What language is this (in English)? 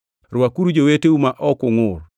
Luo (Kenya and Tanzania)